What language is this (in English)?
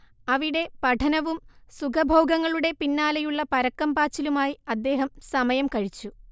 Malayalam